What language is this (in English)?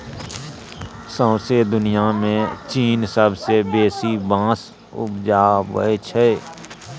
Maithili